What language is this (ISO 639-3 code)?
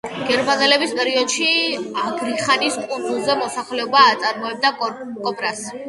kat